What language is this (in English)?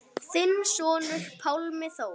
Icelandic